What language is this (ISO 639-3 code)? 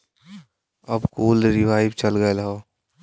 bho